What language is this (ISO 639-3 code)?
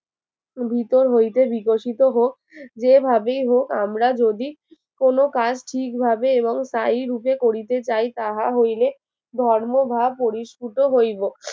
ben